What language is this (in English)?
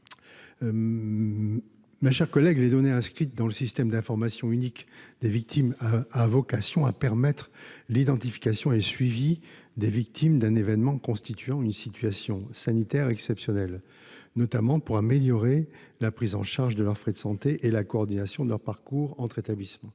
French